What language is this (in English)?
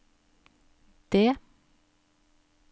Norwegian